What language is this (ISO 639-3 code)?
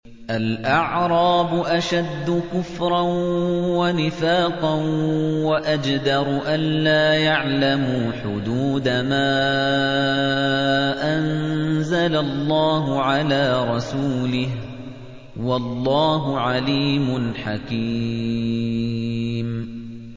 ara